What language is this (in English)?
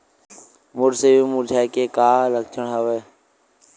Chhattisgarhi